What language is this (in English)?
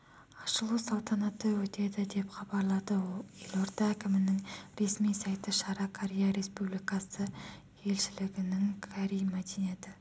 Kazakh